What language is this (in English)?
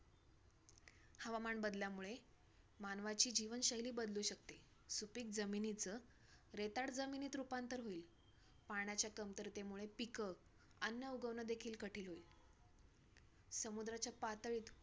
Marathi